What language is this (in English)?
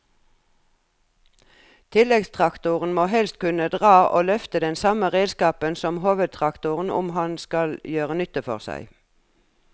Norwegian